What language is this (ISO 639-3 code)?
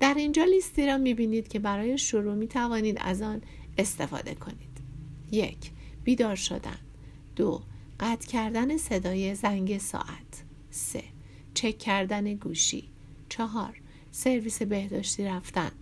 fas